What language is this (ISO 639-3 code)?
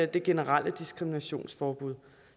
dan